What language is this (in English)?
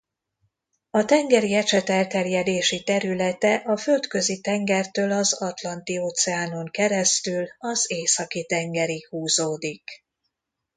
Hungarian